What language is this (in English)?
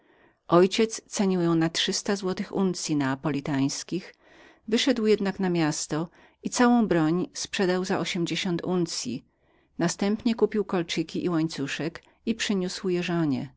Polish